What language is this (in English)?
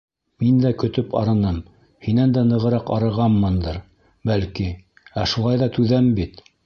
Bashkir